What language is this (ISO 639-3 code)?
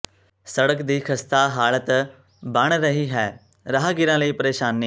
pan